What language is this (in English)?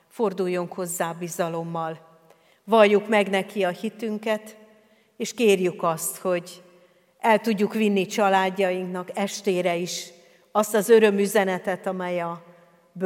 Hungarian